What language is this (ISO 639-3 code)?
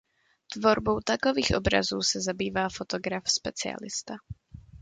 ces